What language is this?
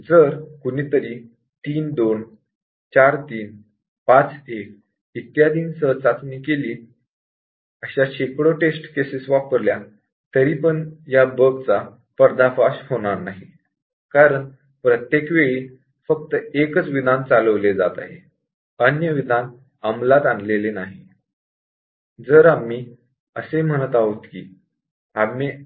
Marathi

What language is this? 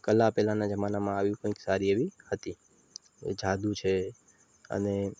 Gujarati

